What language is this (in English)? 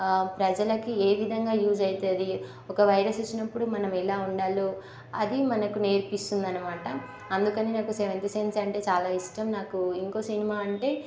Telugu